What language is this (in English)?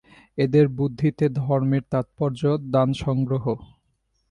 Bangla